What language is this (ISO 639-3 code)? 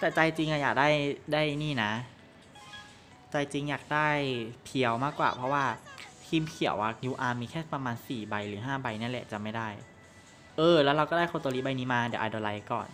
tha